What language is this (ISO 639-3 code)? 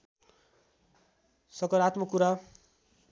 nep